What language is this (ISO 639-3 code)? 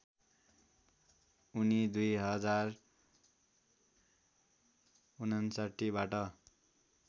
nep